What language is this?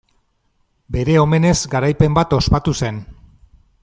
Basque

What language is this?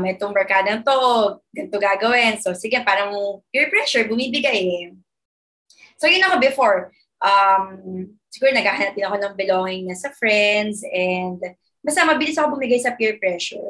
Filipino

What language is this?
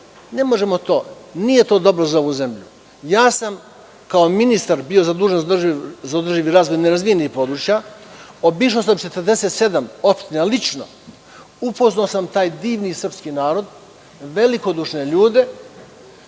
Serbian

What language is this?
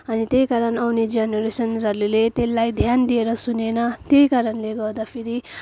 Nepali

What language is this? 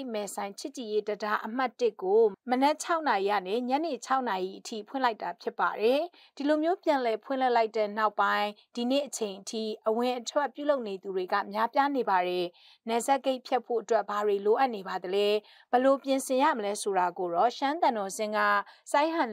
Thai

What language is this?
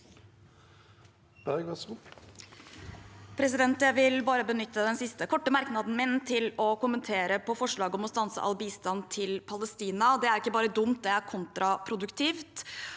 Norwegian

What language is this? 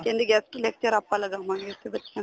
Punjabi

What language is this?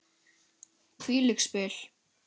Icelandic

